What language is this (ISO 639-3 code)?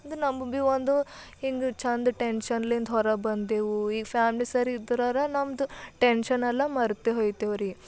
kan